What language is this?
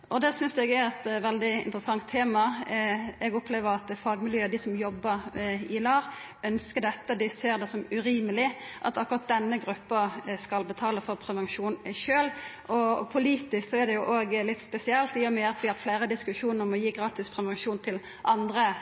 Norwegian Nynorsk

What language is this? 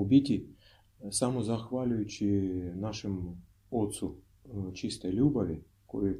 Croatian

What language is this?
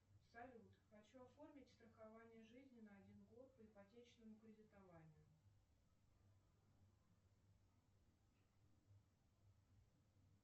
Russian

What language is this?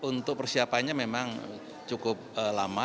Indonesian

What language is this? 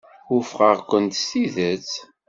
Kabyle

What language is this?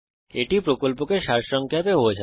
Bangla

